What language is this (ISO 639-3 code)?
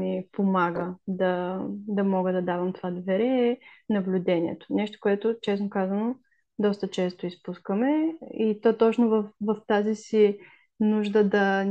bul